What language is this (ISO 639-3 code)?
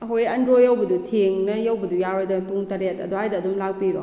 mni